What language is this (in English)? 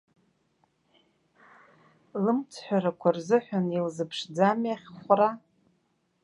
Abkhazian